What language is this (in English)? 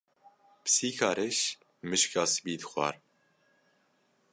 Kurdish